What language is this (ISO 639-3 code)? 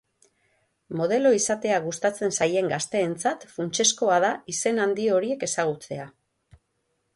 eus